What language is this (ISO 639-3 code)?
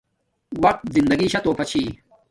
dmk